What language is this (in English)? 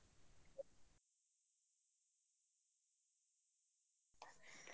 Kannada